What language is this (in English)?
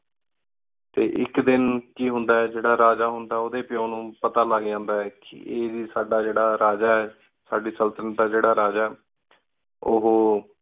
Punjabi